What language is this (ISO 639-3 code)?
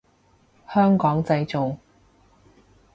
yue